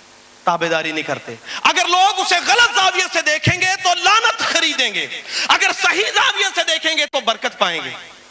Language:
Urdu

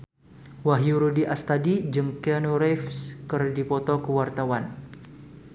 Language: Sundanese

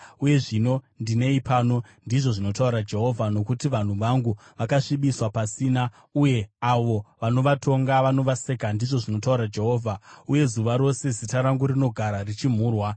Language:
Shona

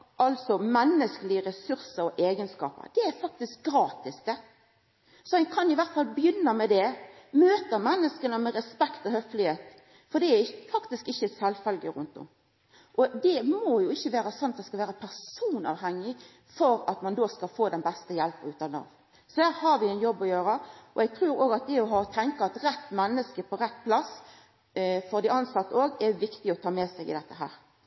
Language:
Norwegian Nynorsk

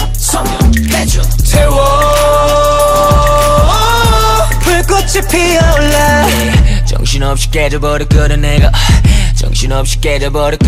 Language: Korean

